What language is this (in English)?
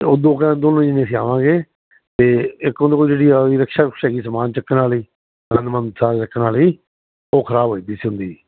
Punjabi